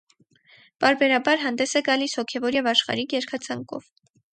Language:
Armenian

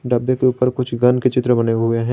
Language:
Hindi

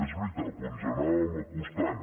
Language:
Catalan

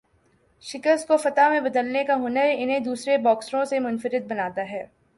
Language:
Urdu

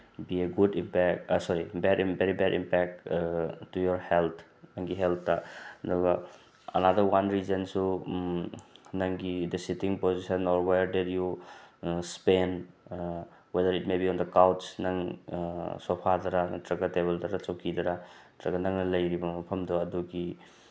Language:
Manipuri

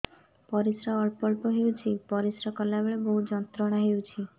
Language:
Odia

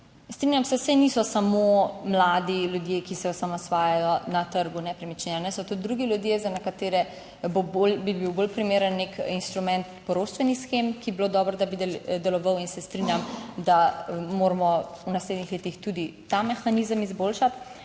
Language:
Slovenian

